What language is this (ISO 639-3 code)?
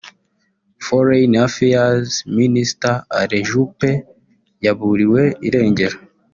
kin